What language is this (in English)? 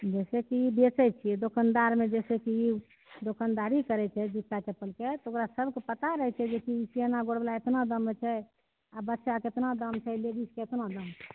Maithili